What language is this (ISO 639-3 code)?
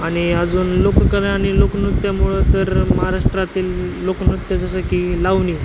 mar